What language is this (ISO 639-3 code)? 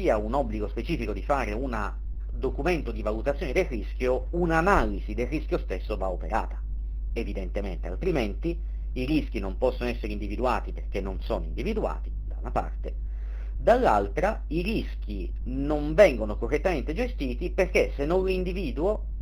ita